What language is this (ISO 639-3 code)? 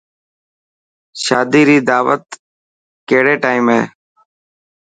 mki